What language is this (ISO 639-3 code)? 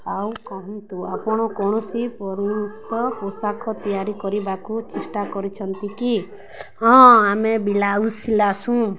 ori